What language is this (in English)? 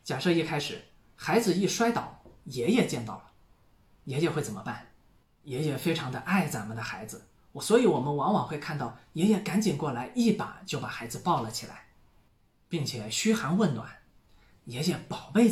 Chinese